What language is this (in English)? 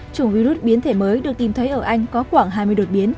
Vietnamese